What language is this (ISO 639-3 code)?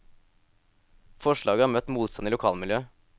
nor